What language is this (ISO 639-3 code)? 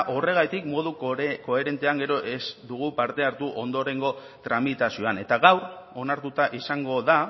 eus